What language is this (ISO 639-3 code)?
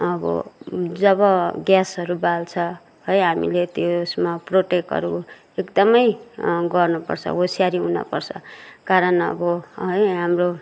nep